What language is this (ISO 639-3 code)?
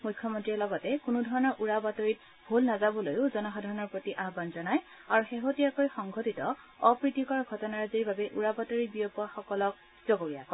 asm